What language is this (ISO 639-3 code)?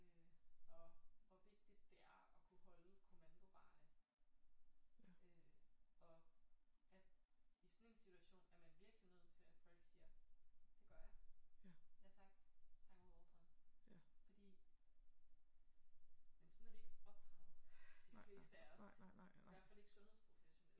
dan